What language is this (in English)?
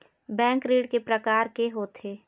Chhattisgarhi